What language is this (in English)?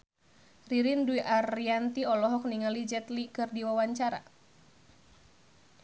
Sundanese